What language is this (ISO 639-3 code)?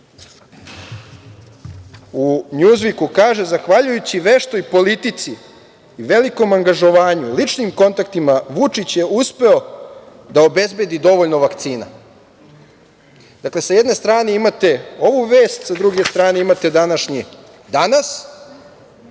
srp